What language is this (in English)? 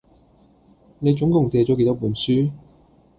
Cantonese